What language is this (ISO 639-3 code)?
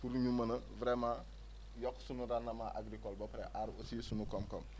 wol